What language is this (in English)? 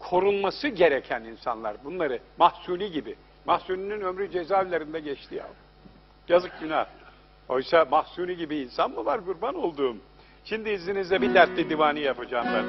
Turkish